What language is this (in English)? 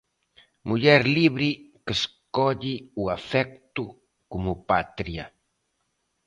Galician